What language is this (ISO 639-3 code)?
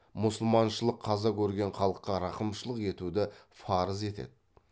kaz